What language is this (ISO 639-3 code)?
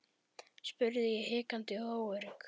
isl